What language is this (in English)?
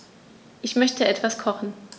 German